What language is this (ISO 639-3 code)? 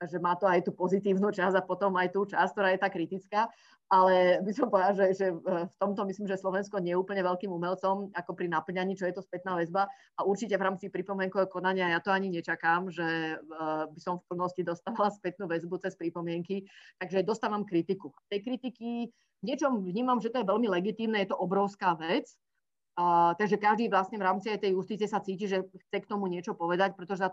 slk